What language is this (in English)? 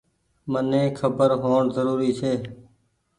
Goaria